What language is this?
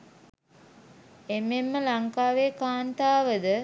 Sinhala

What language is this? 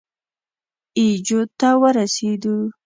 Pashto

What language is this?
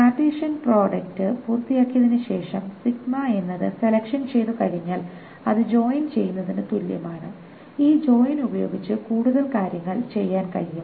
Malayalam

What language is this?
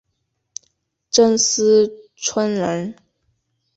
Chinese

